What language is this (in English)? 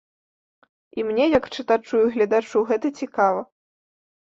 Belarusian